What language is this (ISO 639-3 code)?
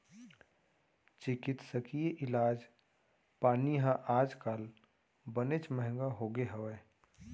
hne